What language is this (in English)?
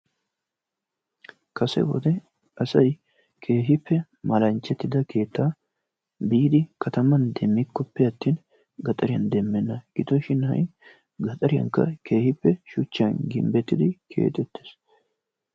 Wolaytta